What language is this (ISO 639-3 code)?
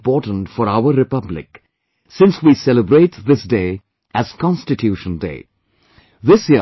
eng